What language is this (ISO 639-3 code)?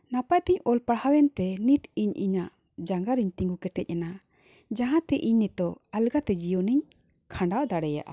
sat